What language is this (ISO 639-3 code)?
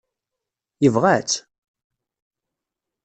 kab